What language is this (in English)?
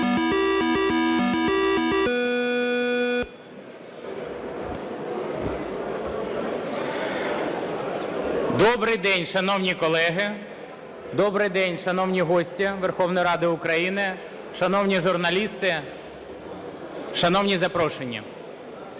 Ukrainian